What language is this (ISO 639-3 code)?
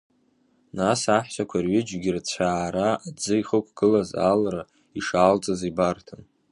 abk